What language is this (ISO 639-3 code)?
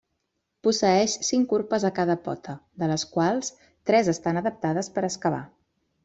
cat